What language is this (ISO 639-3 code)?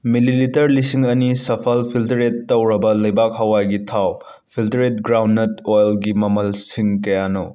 mni